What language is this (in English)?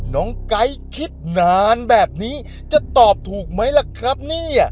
Thai